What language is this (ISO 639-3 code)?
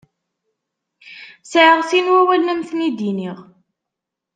kab